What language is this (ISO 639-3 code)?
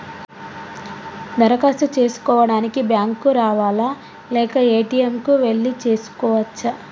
tel